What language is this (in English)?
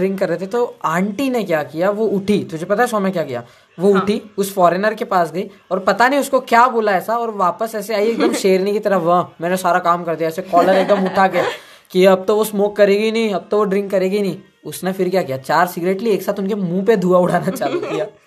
Hindi